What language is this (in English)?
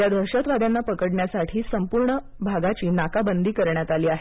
Marathi